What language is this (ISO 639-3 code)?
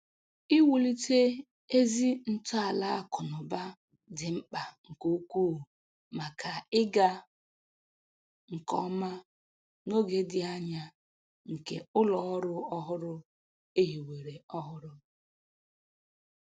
ibo